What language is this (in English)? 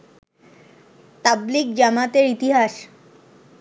Bangla